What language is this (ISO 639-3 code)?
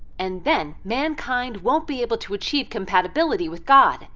eng